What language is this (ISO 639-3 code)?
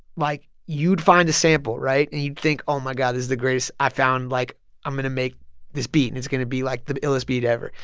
eng